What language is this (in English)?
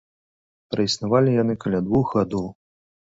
Belarusian